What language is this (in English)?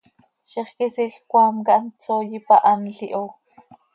Seri